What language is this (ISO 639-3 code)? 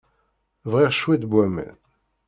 kab